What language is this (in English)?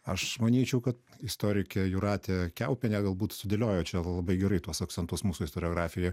Lithuanian